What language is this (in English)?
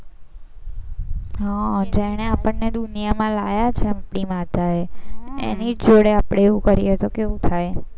Gujarati